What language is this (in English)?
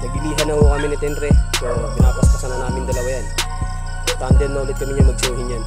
Filipino